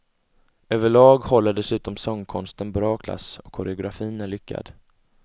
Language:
Swedish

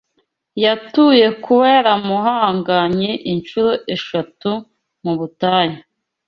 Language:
Kinyarwanda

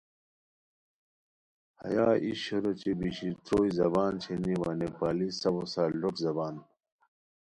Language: Khowar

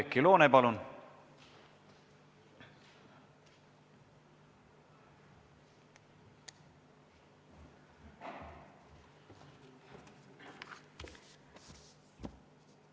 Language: Estonian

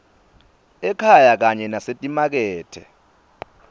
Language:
Swati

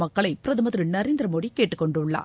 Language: Tamil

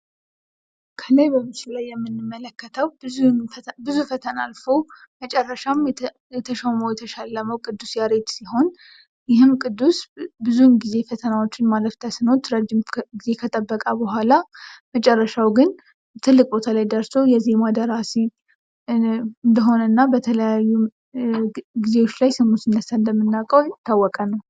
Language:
Amharic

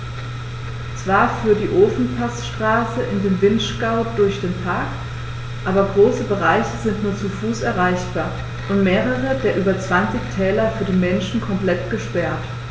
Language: German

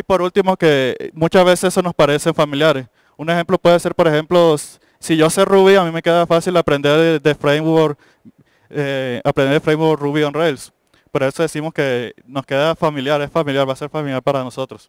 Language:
Spanish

